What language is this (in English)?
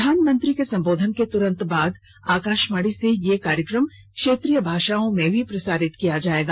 Hindi